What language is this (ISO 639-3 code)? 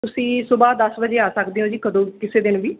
pan